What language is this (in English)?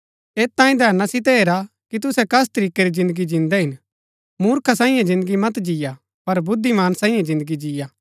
Gaddi